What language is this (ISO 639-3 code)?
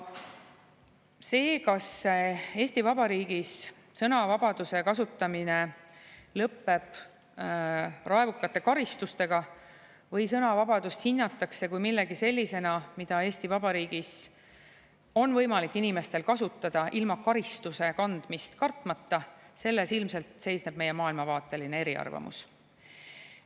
est